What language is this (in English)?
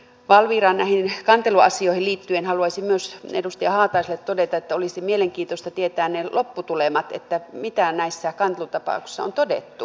Finnish